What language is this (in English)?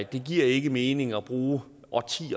Danish